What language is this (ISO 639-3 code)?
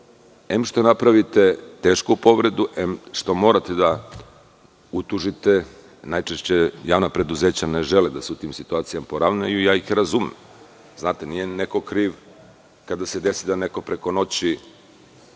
srp